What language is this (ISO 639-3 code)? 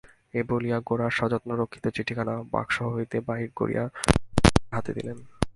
ben